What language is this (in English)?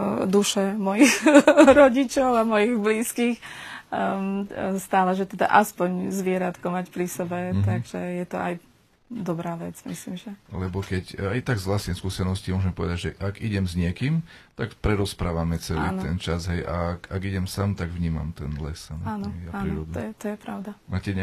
Slovak